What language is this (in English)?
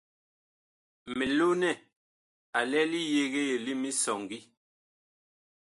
Bakoko